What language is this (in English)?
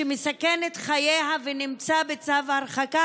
Hebrew